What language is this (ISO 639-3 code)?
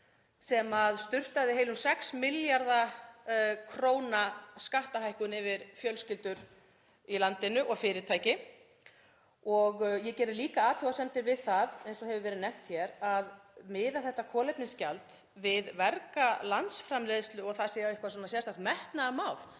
isl